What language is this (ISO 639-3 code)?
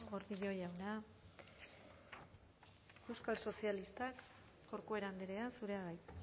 eus